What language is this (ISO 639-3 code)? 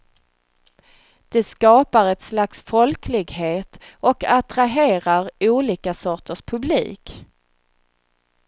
swe